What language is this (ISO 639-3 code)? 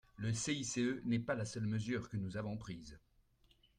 fra